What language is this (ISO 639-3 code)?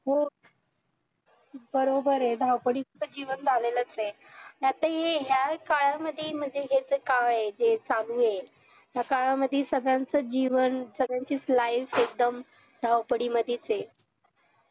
mar